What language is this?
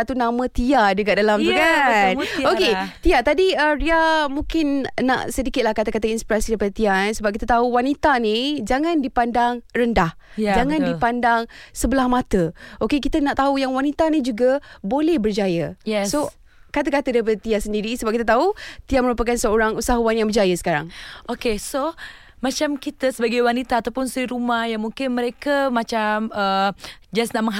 Malay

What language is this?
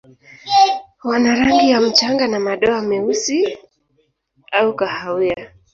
Swahili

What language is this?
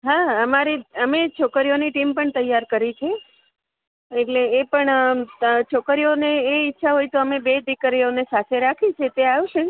Gujarati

